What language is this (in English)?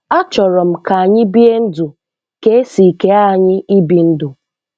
Igbo